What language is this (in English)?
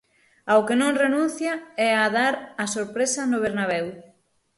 Galician